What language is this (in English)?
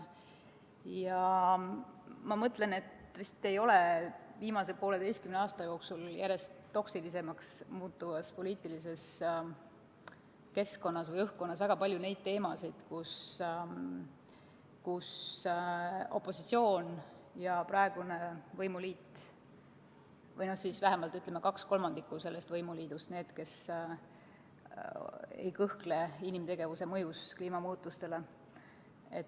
Estonian